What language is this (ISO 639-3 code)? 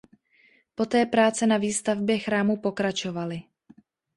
ces